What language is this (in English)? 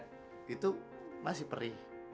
Indonesian